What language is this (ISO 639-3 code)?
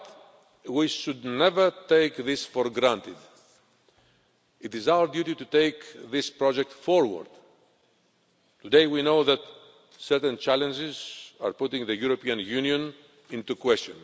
eng